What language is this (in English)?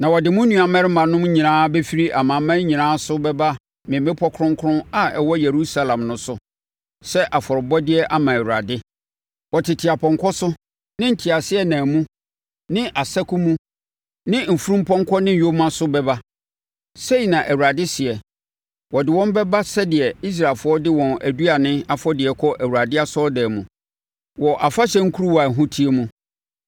Akan